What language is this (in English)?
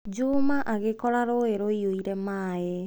Kikuyu